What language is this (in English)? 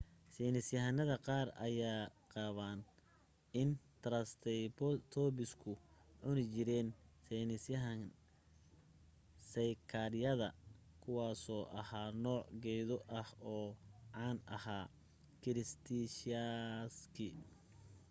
Somali